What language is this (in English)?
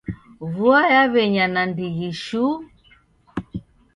Taita